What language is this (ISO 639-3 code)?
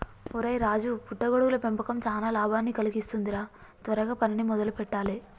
tel